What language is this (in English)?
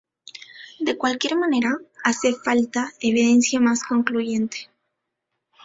Spanish